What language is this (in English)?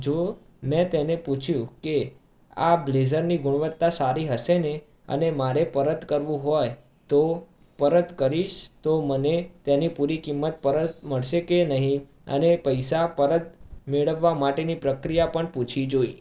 Gujarati